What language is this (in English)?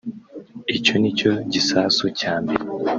Kinyarwanda